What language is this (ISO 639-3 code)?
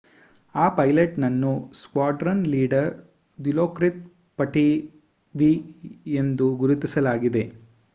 kan